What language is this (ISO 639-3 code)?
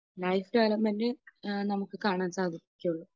mal